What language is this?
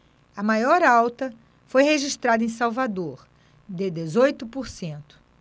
Portuguese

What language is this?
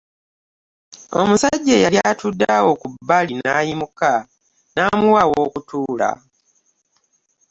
Ganda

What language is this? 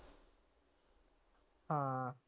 Punjabi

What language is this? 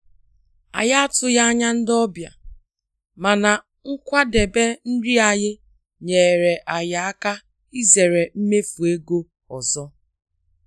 Igbo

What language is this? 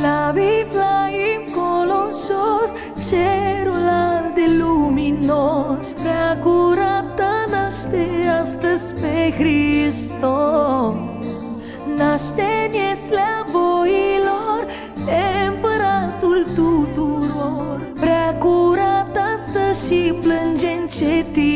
Romanian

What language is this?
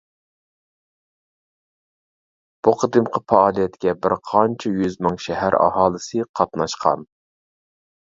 Uyghur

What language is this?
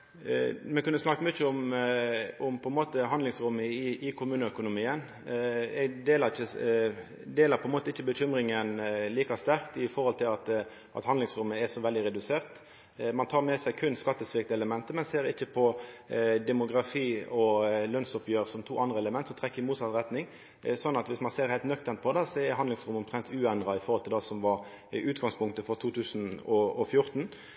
Norwegian Nynorsk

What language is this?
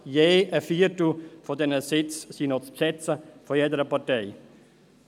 Swiss German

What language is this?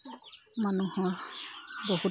Assamese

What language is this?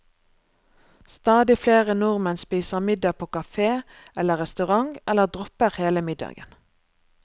Norwegian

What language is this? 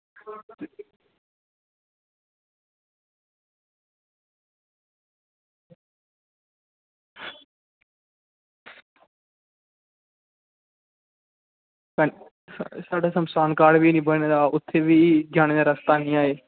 Dogri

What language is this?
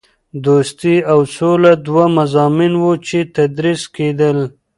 Pashto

